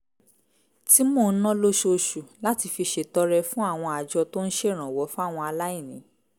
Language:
Yoruba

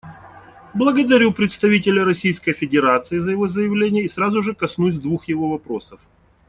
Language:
Russian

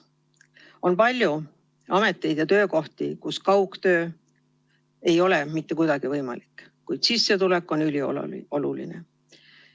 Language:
Estonian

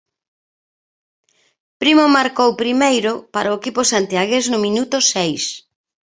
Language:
Galician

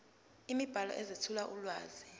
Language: Zulu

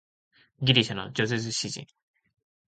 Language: Japanese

